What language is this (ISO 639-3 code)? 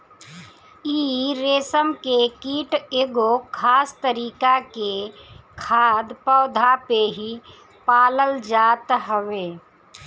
bho